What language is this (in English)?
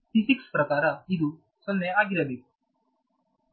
Kannada